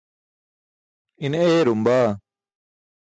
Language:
Burushaski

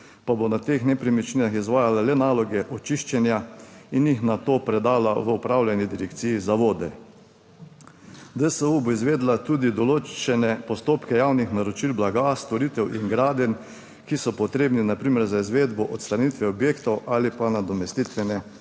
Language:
Slovenian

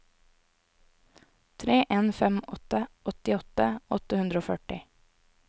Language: Norwegian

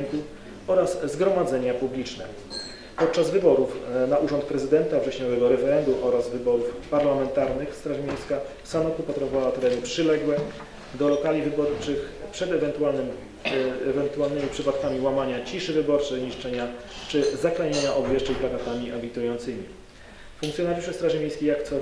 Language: Polish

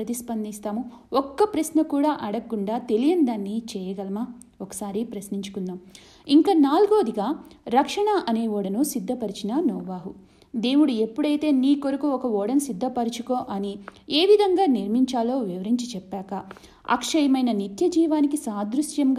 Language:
Telugu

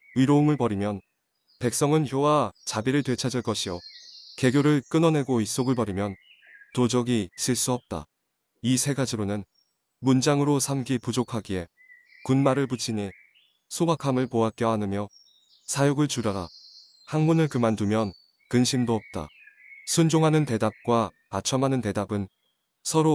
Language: Korean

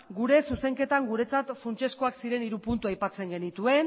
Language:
Basque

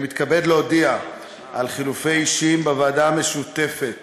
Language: Hebrew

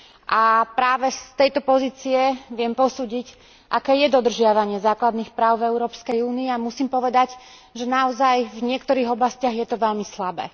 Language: Slovak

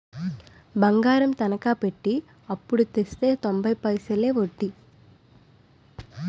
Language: Telugu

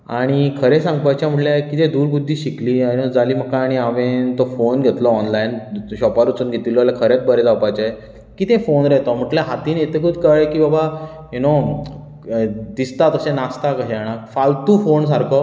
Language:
Konkani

